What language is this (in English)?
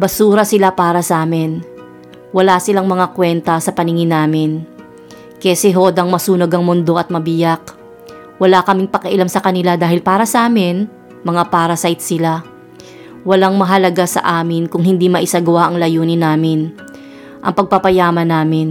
Filipino